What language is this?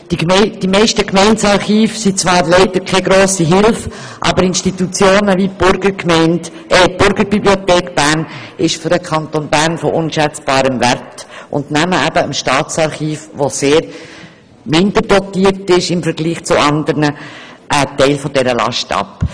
Swiss German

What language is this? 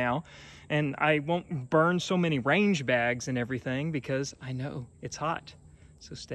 English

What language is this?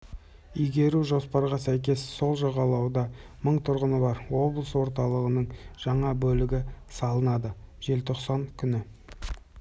Kazakh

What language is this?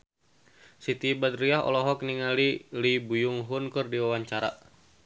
Sundanese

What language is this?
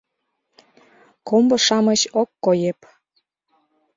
Mari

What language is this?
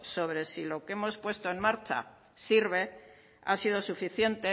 Spanish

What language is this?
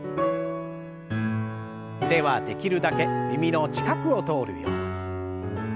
Japanese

